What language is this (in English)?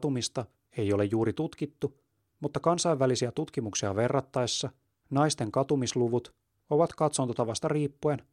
Finnish